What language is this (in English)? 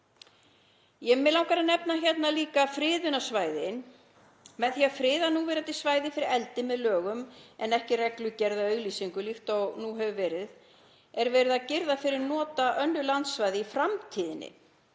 Icelandic